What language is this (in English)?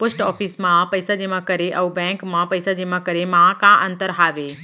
Chhattisgarhi